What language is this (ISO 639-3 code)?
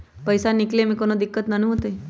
mag